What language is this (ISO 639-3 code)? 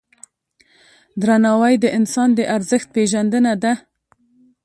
pus